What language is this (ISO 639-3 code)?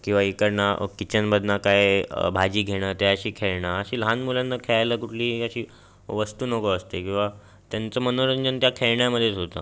mar